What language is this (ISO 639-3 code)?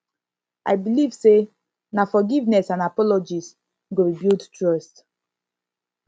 pcm